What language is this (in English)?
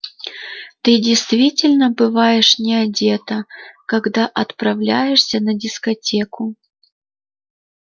Russian